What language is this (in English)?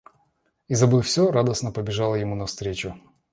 Russian